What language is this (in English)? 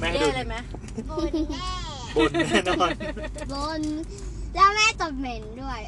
Thai